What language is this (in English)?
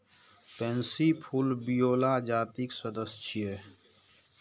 Maithili